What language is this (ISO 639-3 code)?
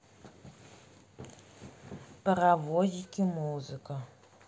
rus